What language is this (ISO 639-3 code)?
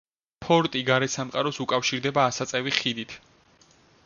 kat